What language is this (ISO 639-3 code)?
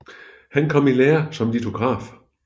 dan